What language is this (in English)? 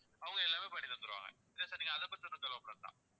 Tamil